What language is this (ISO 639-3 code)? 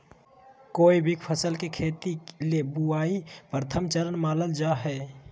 mag